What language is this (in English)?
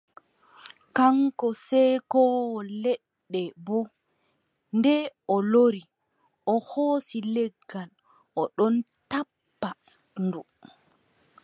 Adamawa Fulfulde